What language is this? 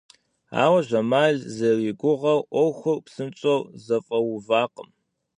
Kabardian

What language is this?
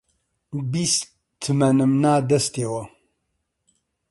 Central Kurdish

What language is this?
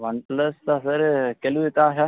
Dogri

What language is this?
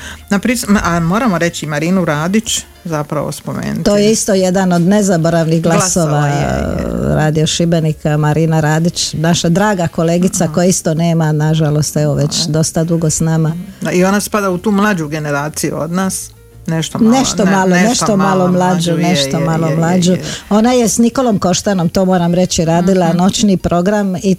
Croatian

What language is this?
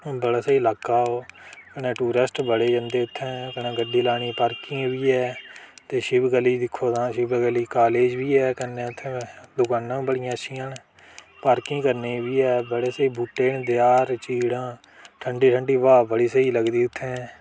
Dogri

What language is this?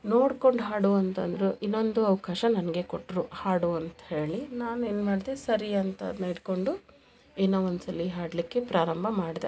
Kannada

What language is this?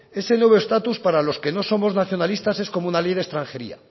Spanish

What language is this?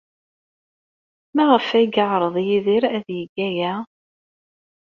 Kabyle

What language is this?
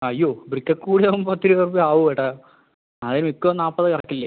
Malayalam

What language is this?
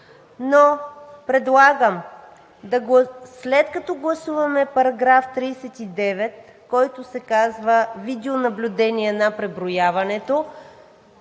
Bulgarian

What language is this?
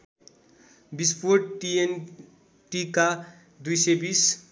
Nepali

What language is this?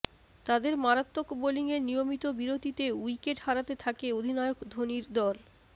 Bangla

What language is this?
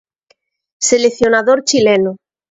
Galician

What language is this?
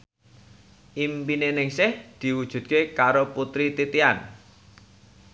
Javanese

